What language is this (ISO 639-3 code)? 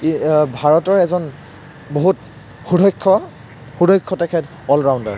asm